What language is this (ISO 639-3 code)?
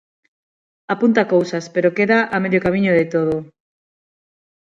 glg